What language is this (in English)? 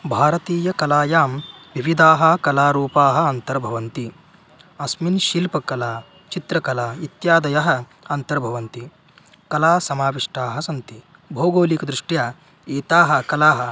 Sanskrit